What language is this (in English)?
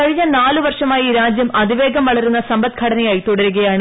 Malayalam